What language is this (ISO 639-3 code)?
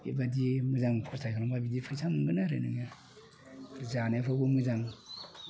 brx